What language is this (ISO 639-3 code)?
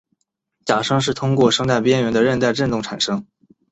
zho